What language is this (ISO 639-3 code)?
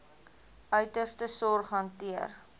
afr